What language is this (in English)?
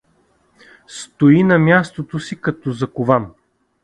Bulgarian